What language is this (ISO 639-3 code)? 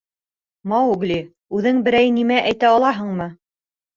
bak